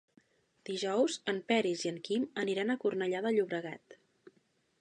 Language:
Catalan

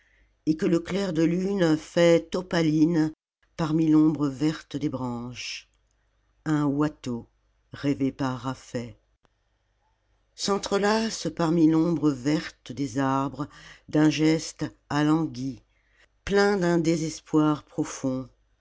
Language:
French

